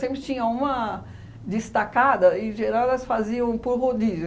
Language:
Portuguese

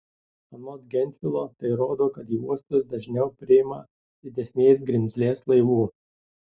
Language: Lithuanian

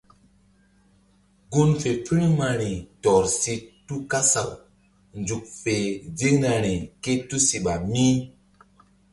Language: Mbum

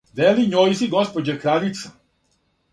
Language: Serbian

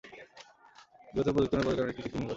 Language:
Bangla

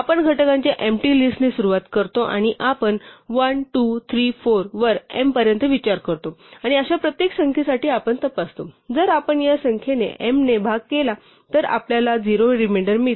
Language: Marathi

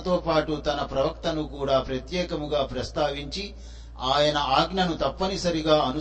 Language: Telugu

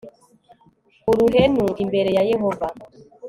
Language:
Kinyarwanda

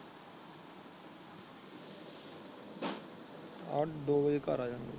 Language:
Punjabi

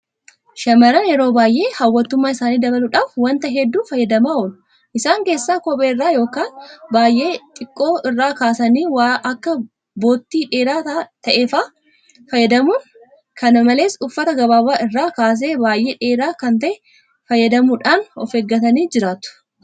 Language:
Oromo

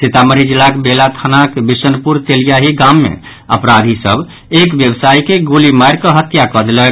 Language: Maithili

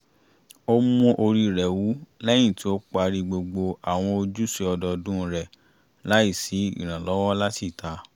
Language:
Yoruba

